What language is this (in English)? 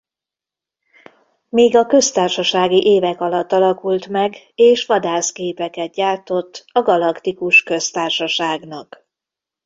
Hungarian